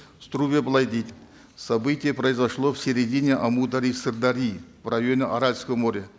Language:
Kazakh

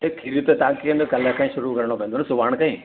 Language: Sindhi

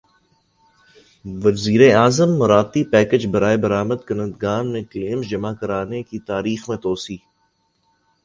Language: Urdu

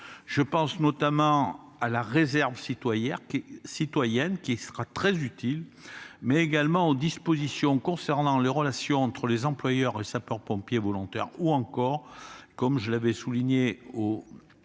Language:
French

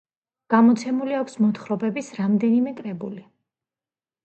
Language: Georgian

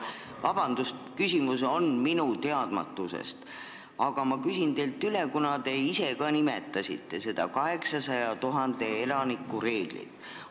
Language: Estonian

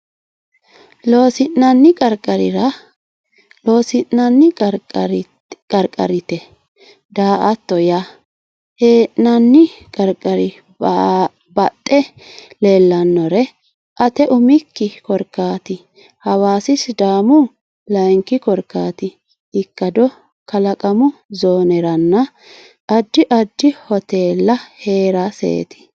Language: Sidamo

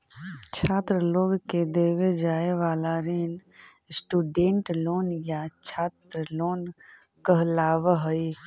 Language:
Magahi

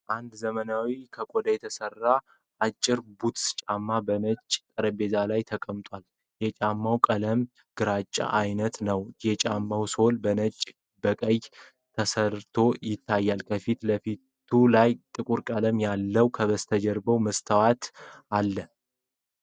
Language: Amharic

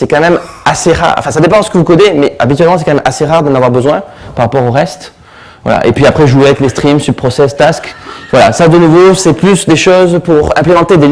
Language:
French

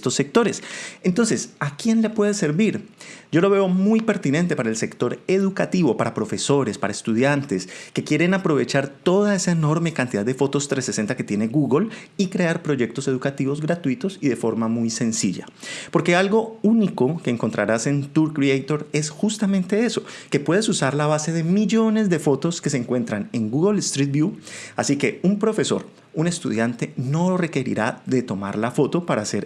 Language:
Spanish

